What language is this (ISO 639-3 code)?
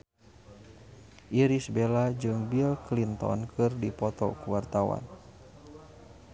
sun